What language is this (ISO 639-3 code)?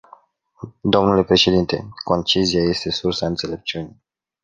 ron